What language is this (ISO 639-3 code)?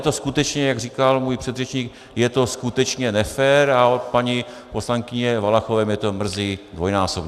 ces